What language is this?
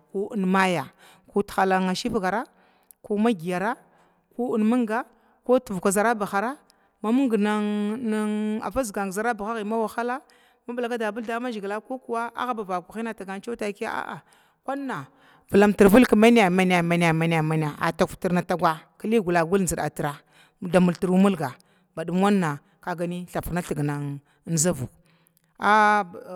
Glavda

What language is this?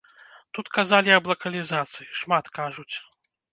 Belarusian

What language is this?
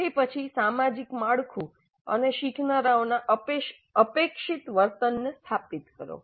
Gujarati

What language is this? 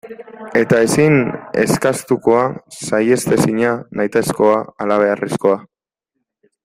Basque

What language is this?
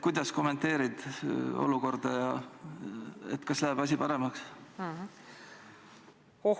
Estonian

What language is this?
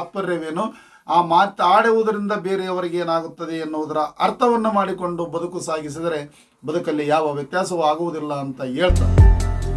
Kannada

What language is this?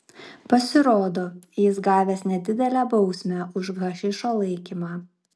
Lithuanian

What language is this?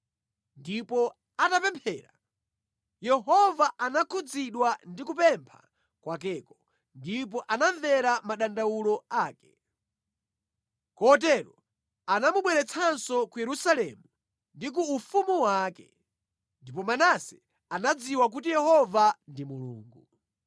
Nyanja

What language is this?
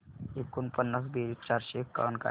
Marathi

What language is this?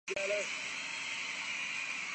Urdu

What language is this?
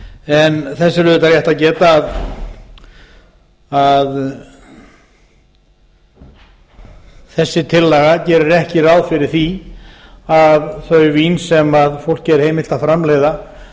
Icelandic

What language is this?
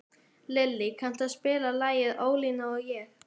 Icelandic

